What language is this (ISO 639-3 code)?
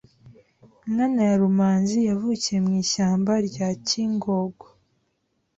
kin